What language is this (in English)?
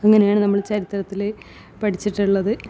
Malayalam